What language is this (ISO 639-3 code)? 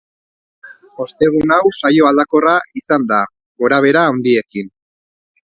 eus